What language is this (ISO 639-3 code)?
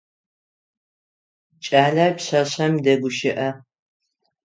ady